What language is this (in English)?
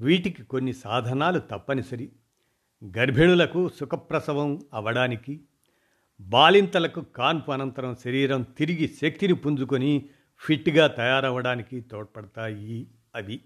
Telugu